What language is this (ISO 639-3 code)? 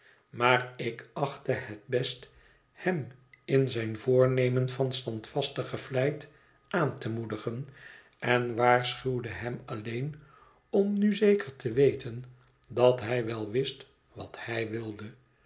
nld